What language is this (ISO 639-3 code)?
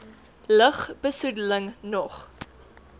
afr